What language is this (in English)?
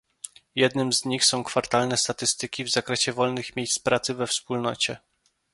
Polish